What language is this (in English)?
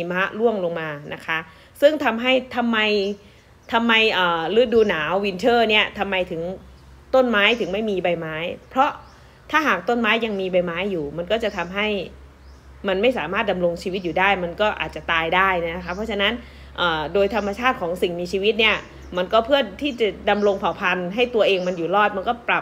Thai